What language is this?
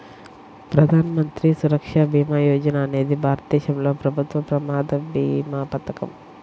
Telugu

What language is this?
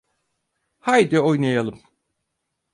Turkish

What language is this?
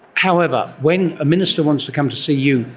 English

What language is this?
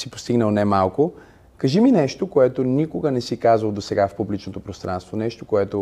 Bulgarian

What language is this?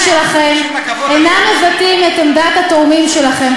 Hebrew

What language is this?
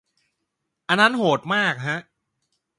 Thai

